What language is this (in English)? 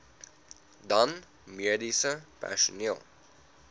Afrikaans